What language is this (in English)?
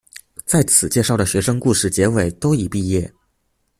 Chinese